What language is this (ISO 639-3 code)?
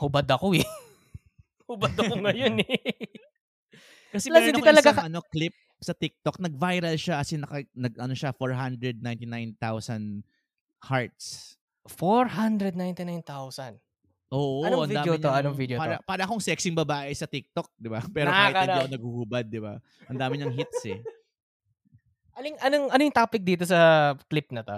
fil